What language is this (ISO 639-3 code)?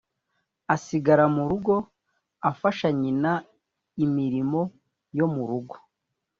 kin